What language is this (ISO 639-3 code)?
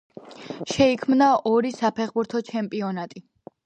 kat